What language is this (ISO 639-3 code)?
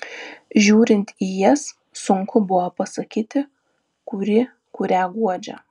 lit